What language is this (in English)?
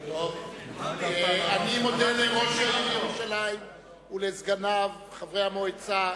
Hebrew